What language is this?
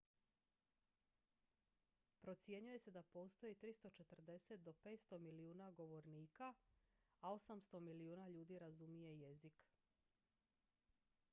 Croatian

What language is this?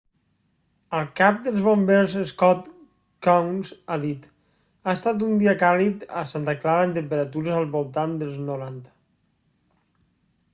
Catalan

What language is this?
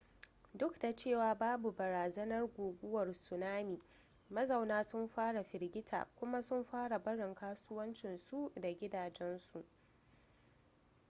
Hausa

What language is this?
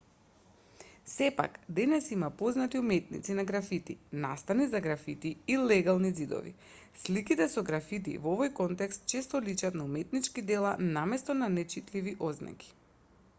Macedonian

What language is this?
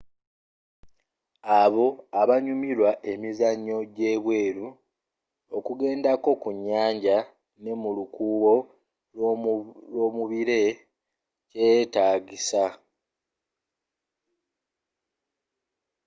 Ganda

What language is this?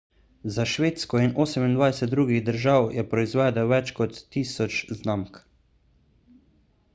Slovenian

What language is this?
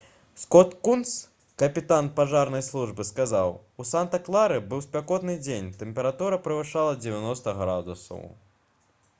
Belarusian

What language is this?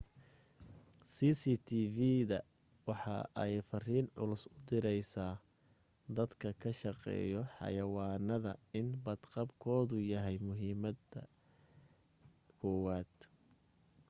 Somali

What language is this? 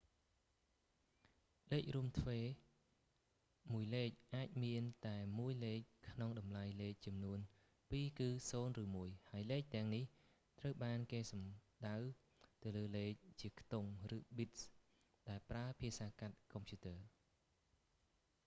Khmer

